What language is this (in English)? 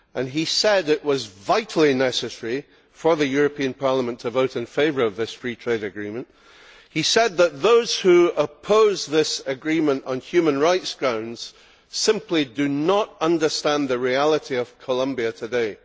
English